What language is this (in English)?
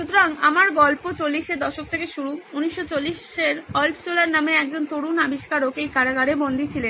Bangla